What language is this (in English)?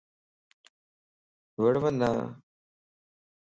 Lasi